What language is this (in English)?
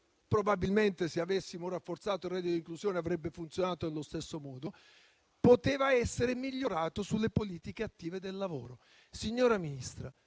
Italian